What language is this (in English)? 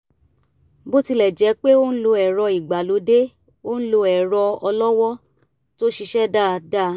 Yoruba